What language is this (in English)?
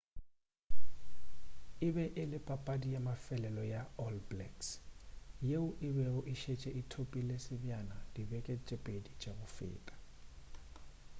Northern Sotho